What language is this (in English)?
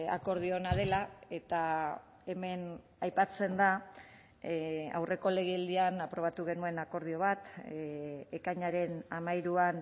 Basque